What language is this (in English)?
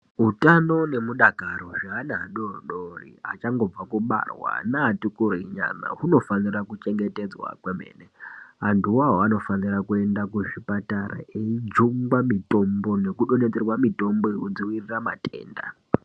Ndau